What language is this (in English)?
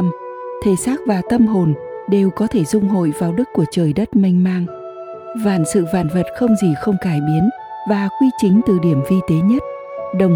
Vietnamese